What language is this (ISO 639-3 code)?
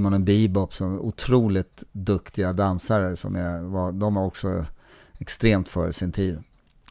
swe